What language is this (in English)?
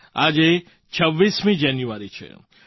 Gujarati